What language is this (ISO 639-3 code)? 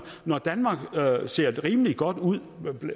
dan